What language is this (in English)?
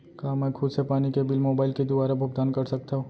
Chhattisgarhi